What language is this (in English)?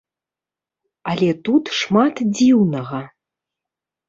Belarusian